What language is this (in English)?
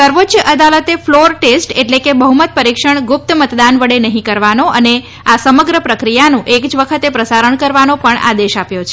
Gujarati